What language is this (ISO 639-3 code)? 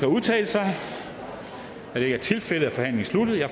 dan